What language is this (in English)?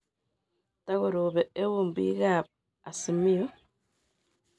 Kalenjin